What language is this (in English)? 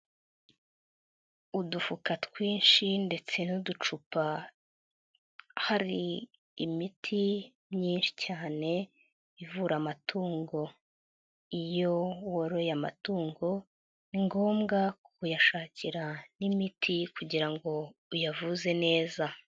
Kinyarwanda